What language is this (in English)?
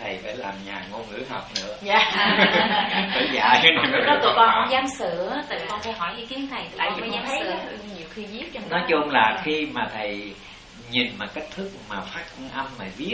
Vietnamese